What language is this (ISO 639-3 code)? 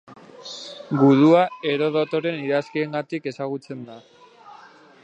eus